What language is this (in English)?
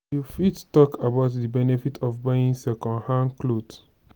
Nigerian Pidgin